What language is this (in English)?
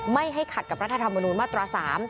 Thai